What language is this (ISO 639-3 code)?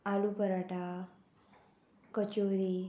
kok